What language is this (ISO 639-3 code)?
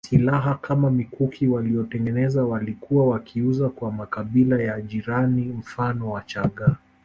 swa